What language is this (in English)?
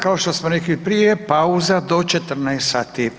Croatian